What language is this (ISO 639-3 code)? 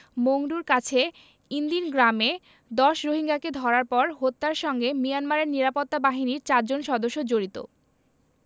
ben